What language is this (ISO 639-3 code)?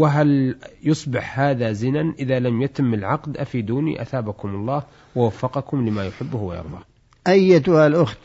ara